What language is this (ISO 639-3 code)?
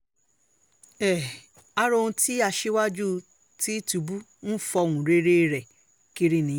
yor